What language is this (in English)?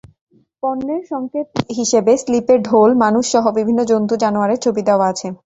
Bangla